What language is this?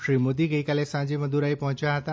Gujarati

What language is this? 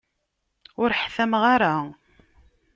Kabyle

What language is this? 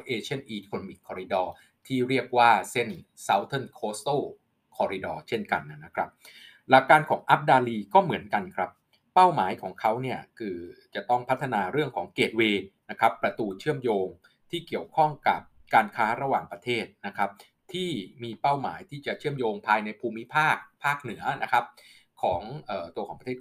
Thai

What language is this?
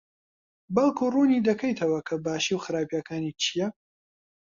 Central Kurdish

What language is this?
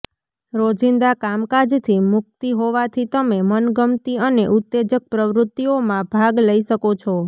Gujarati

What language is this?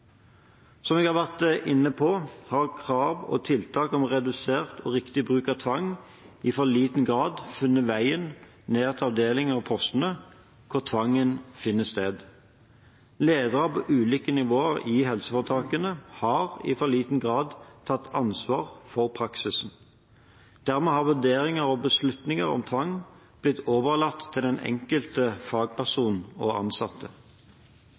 Norwegian Bokmål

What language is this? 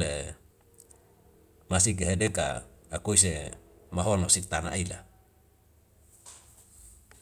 Wemale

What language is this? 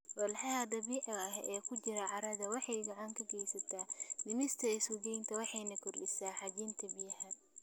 Somali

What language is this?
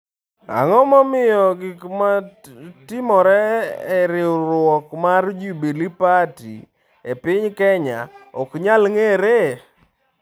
Luo (Kenya and Tanzania)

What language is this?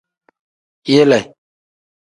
Tem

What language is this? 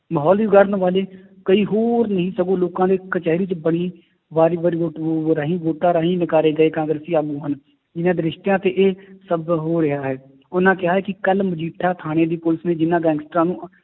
Punjabi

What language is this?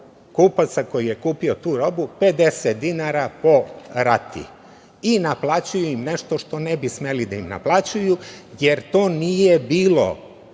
Serbian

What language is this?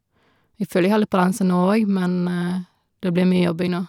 Norwegian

